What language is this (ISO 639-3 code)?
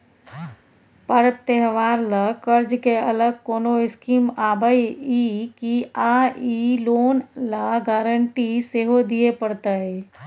mai